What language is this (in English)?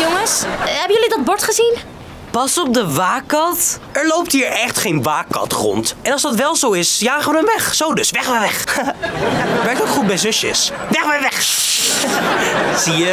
Dutch